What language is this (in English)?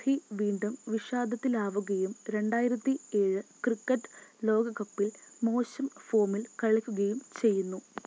Malayalam